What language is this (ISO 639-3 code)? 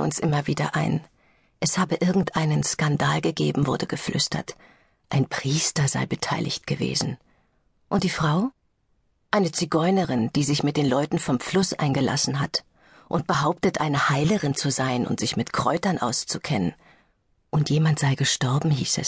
deu